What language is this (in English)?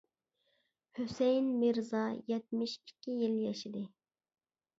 Uyghur